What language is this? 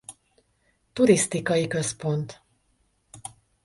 Hungarian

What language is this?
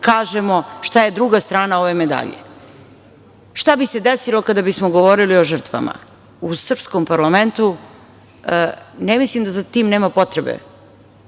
Serbian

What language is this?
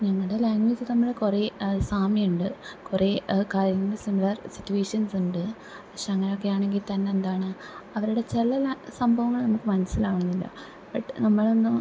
Malayalam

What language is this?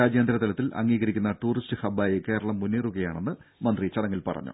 Malayalam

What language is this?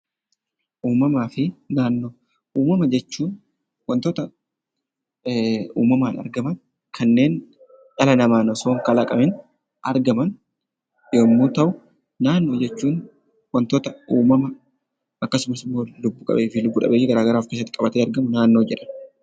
Oromo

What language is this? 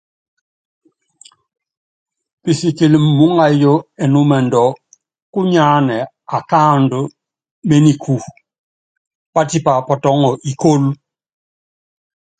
Yangben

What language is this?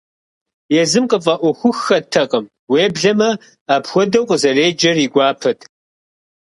Kabardian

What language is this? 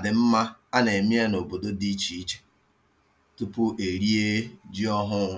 Igbo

